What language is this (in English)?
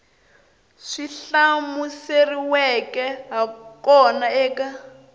Tsonga